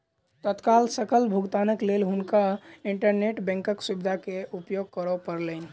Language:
Maithili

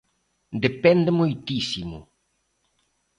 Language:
Galician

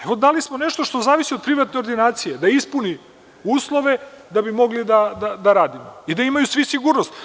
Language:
Serbian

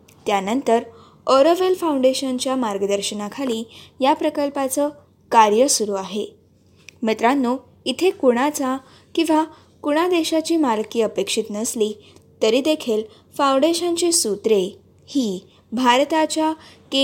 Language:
Marathi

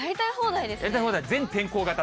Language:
Japanese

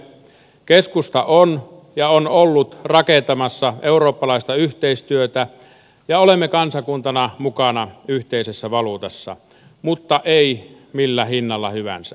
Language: Finnish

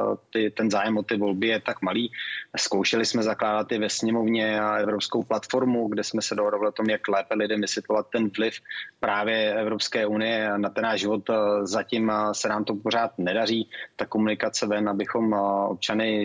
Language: Czech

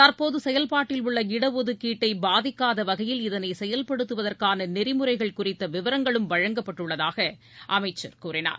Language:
Tamil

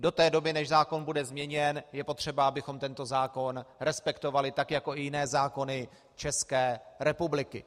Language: Czech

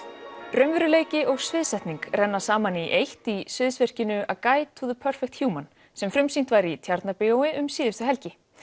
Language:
Icelandic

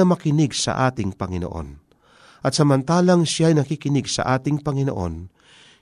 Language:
Filipino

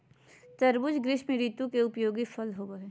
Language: Magahi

